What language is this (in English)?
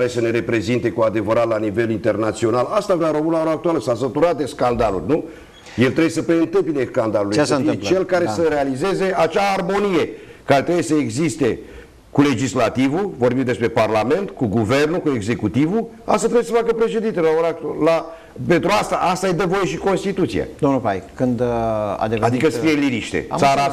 Romanian